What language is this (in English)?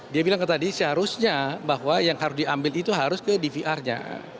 Indonesian